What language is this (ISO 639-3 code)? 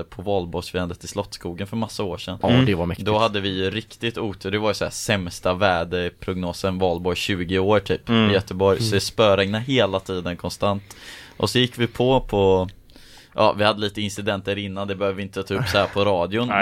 swe